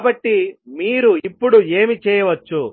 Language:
Telugu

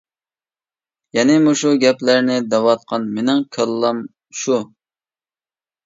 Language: Uyghur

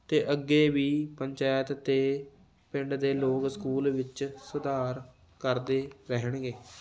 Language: Punjabi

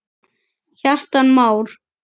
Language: Icelandic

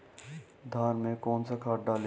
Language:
Hindi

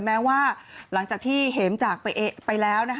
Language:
Thai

